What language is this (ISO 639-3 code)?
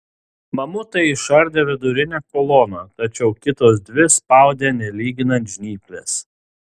lit